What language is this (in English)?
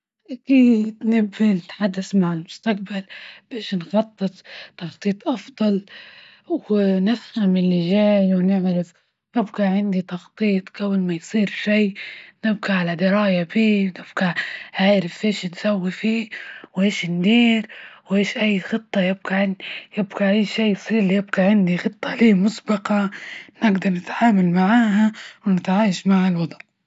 Libyan Arabic